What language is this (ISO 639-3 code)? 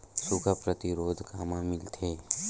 hne